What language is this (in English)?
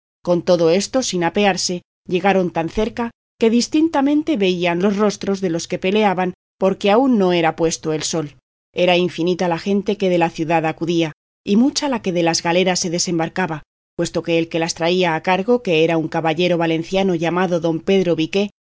Spanish